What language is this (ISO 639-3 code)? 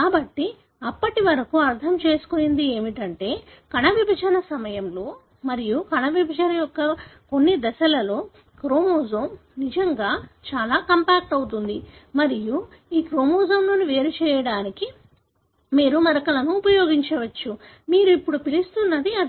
tel